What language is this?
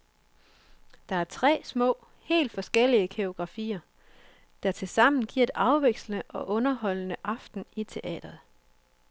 Danish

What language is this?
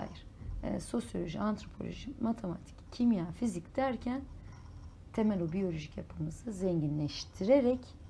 Turkish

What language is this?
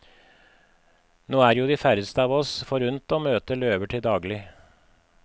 Norwegian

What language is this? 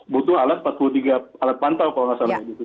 Indonesian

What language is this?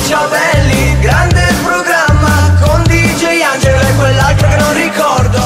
Italian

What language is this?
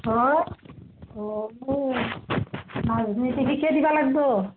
Assamese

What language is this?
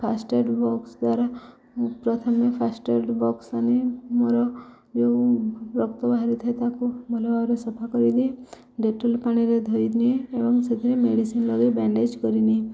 Odia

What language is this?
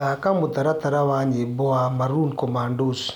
Kikuyu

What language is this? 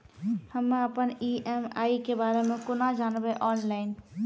Maithili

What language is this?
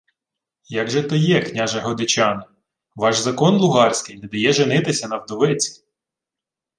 Ukrainian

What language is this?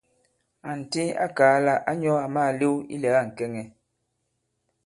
Bankon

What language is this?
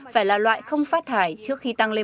Vietnamese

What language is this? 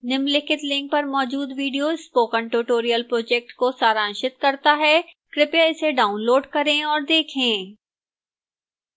Hindi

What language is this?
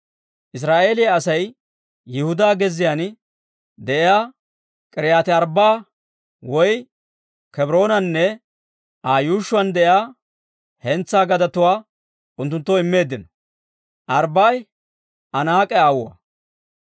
Dawro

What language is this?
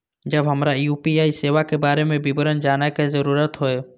Maithili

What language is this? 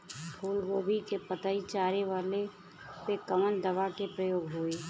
Bhojpuri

